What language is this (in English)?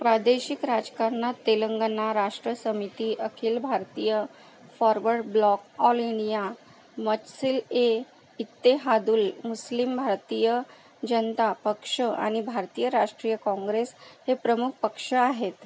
Marathi